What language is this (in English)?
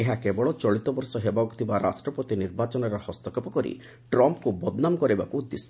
Odia